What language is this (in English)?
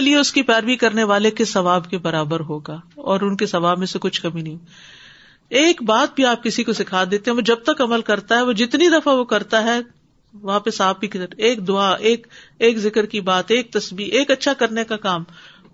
Urdu